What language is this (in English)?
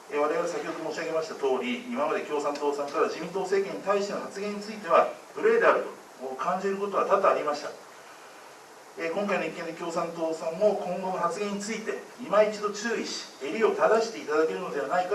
Japanese